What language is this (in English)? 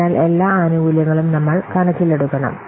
Malayalam